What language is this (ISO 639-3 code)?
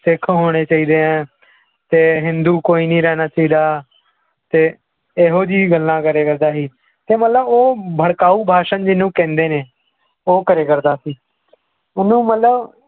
pan